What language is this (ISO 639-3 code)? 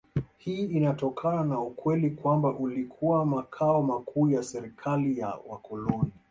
swa